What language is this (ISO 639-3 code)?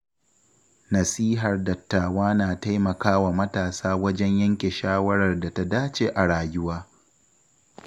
hau